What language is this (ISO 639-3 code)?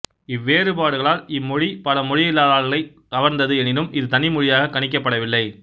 tam